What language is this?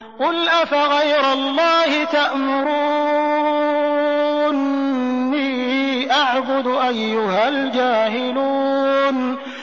Arabic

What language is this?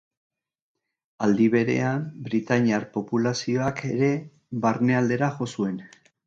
Basque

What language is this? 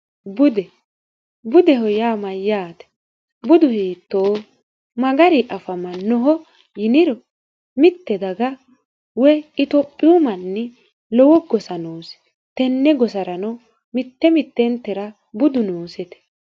Sidamo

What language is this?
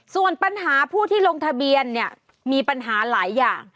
Thai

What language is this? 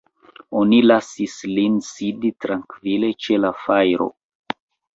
Esperanto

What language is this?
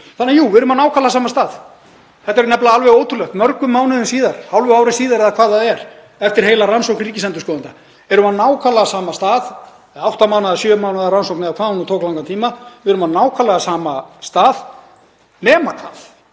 Icelandic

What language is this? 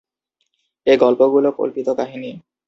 Bangla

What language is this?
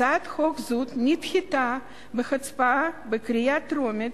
Hebrew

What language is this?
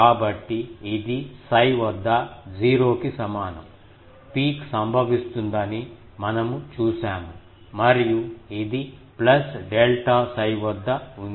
Telugu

